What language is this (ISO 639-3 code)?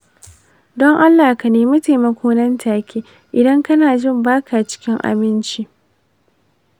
hau